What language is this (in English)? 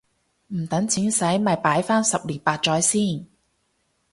Cantonese